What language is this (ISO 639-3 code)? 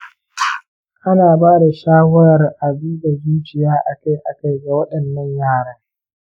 hau